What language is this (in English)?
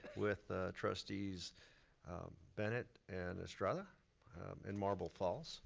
English